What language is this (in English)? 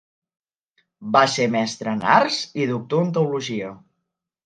Catalan